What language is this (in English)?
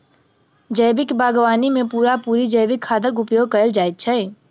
Maithili